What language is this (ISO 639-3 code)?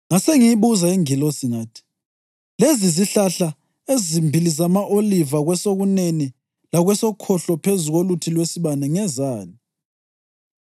nde